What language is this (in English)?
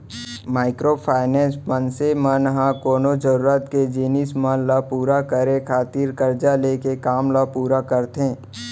Chhattisgarhi